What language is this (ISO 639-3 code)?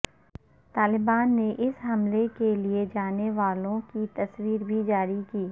urd